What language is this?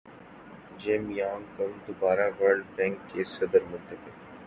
Urdu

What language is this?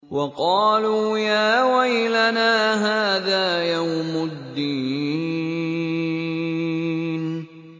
Arabic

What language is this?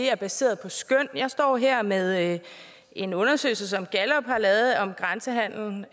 Danish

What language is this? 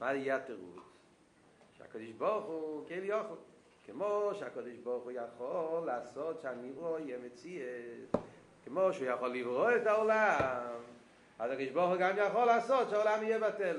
Hebrew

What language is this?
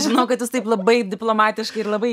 Lithuanian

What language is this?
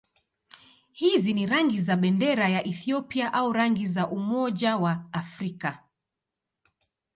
Swahili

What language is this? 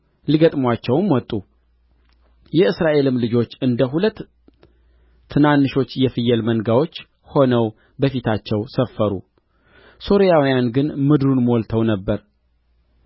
Amharic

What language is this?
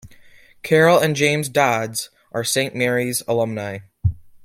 English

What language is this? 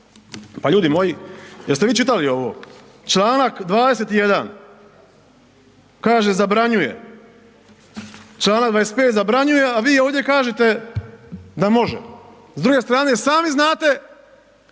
Croatian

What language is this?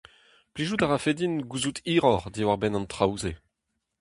Breton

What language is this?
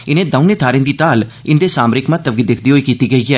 Dogri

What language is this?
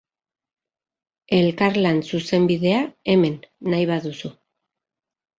Basque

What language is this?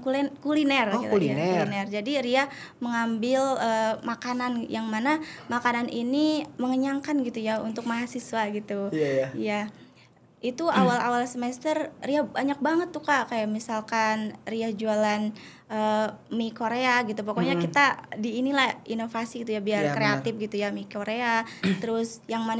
Indonesian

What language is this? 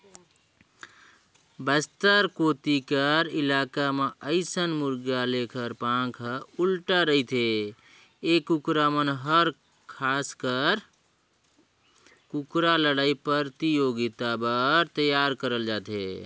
Chhattisgarhi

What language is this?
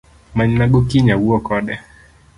Luo (Kenya and Tanzania)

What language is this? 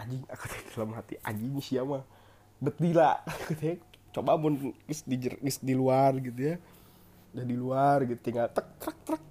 Indonesian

